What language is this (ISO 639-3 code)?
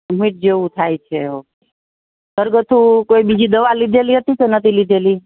guj